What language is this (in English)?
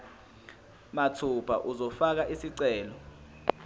Zulu